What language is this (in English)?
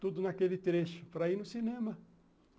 Portuguese